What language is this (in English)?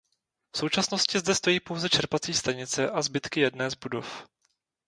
Czech